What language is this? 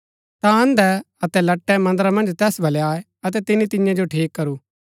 Gaddi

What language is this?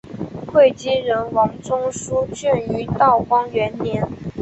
Chinese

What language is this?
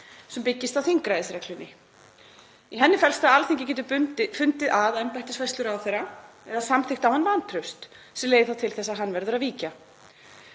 Icelandic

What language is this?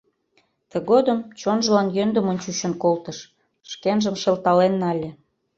Mari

